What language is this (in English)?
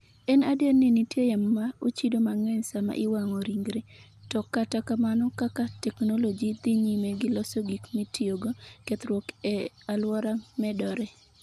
Luo (Kenya and Tanzania)